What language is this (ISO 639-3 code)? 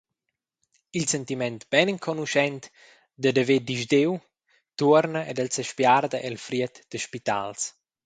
roh